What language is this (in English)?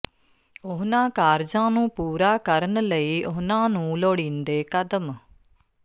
Punjabi